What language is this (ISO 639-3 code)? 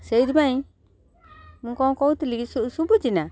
ori